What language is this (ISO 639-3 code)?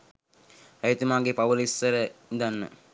sin